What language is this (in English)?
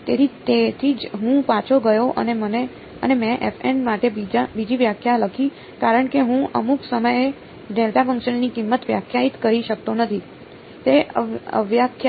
Gujarati